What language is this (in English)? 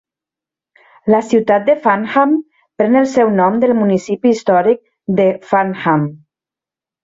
Catalan